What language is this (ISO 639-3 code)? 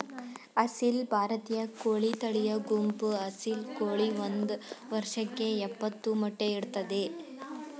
kan